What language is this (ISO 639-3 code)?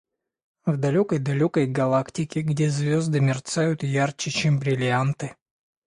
rus